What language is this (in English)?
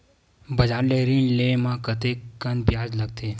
Chhattisgarhi